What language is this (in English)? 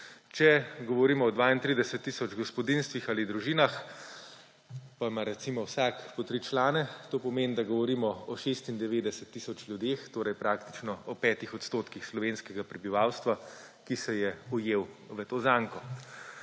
Slovenian